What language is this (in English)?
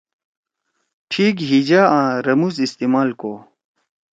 Torwali